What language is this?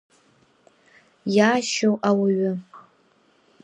Abkhazian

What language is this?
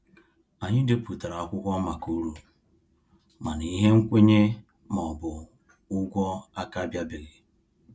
Igbo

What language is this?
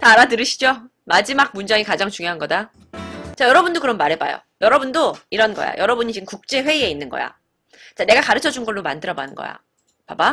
Korean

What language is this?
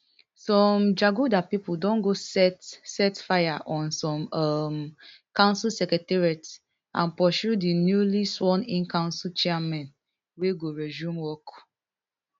Nigerian Pidgin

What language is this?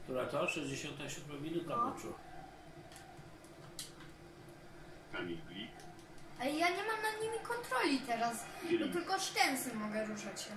Polish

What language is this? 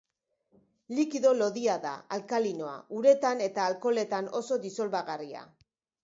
Basque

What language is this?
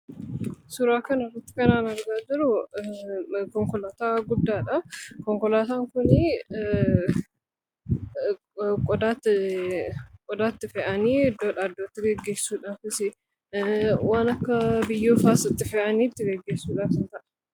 Oromo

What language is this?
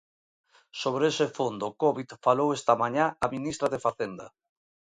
Galician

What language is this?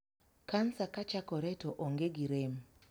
Luo (Kenya and Tanzania)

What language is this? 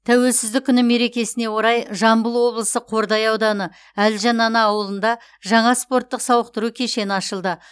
Kazakh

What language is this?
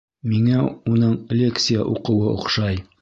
Bashkir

